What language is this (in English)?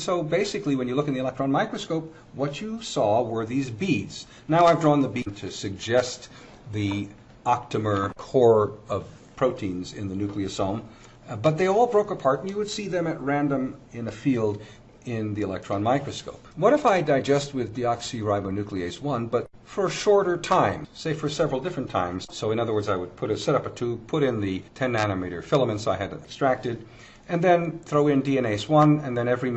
English